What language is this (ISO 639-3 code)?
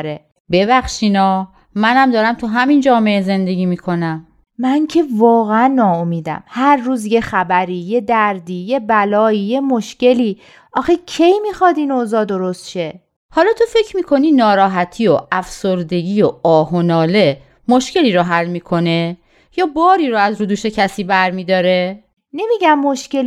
fas